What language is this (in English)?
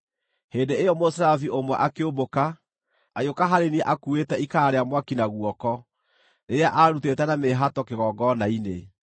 Kikuyu